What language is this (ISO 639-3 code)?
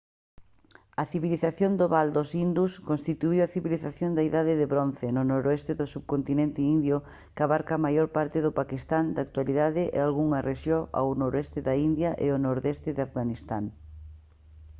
glg